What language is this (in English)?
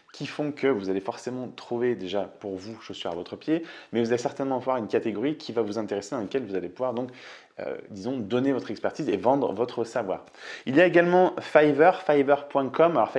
French